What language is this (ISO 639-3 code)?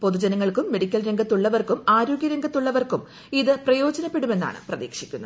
mal